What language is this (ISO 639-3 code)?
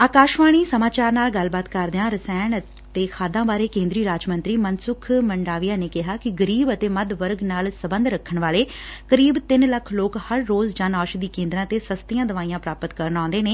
pan